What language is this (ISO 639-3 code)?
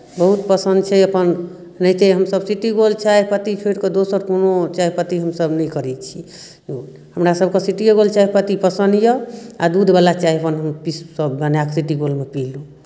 mai